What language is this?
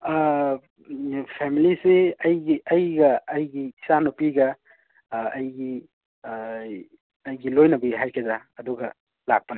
Manipuri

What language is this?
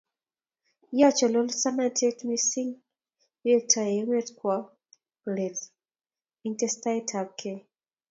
Kalenjin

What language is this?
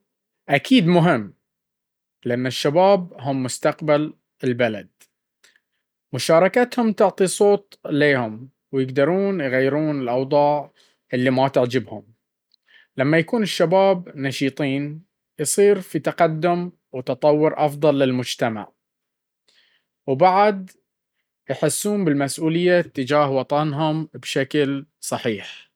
Baharna Arabic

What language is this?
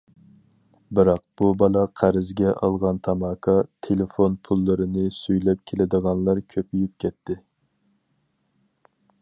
Uyghur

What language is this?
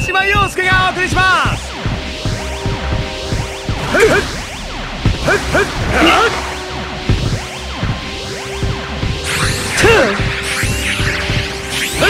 Japanese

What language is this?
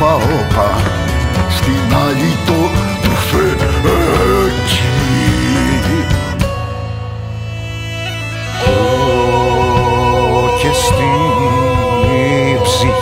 Romanian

